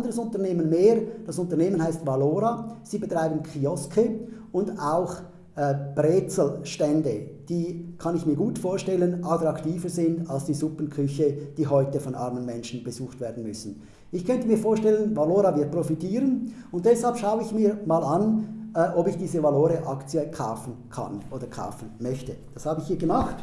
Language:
German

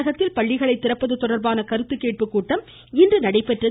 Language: Tamil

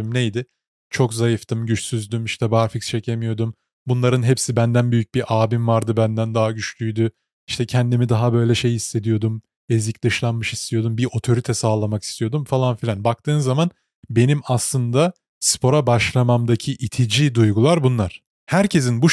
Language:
Turkish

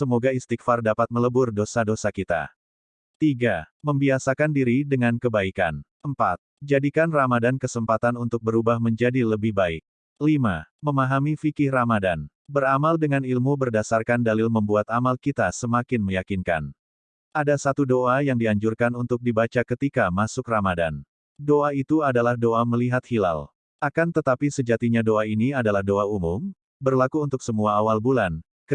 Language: Indonesian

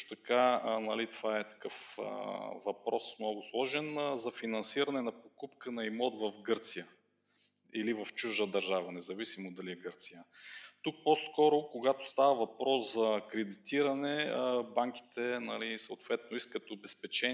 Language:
Bulgarian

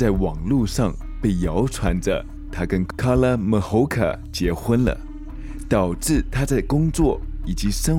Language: Chinese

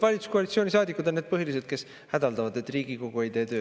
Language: Estonian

